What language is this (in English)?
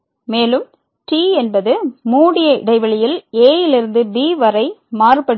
Tamil